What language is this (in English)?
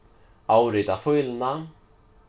Faroese